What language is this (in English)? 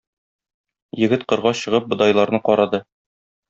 Tatar